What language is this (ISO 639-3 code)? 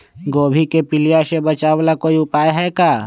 mag